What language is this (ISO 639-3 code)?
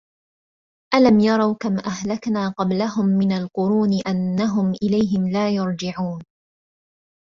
ara